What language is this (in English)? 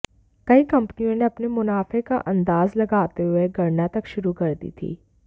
Hindi